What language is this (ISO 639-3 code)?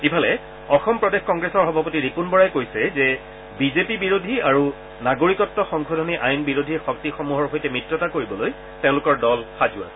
asm